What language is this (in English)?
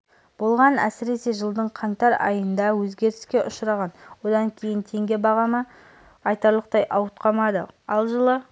Kazakh